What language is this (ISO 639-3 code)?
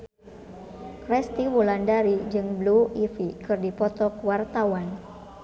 sun